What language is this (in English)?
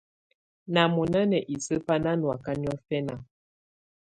Tunen